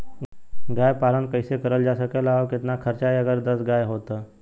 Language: Bhojpuri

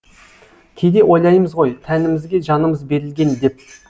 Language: Kazakh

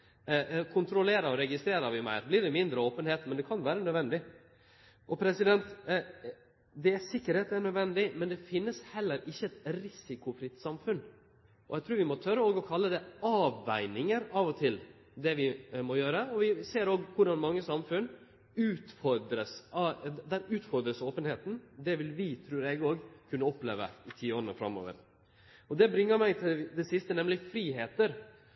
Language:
Norwegian Nynorsk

